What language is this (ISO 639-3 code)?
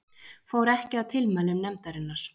isl